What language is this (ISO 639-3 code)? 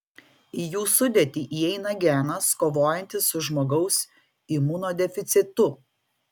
lit